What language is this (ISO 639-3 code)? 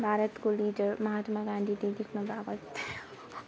nep